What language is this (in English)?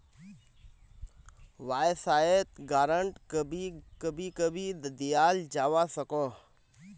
Magahi